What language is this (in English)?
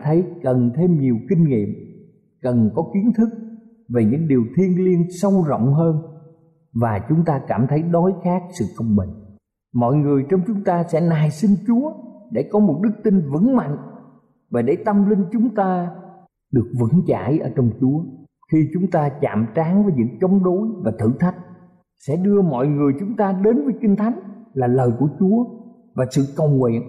Vietnamese